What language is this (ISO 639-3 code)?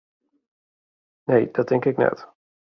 fry